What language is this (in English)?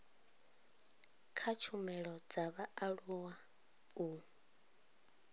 Venda